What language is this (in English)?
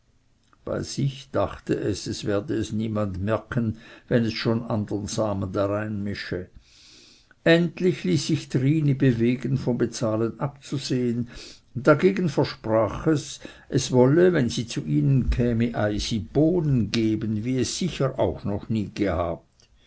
German